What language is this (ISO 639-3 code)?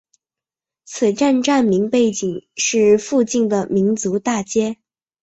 zho